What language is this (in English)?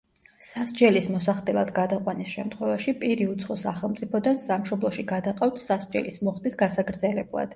Georgian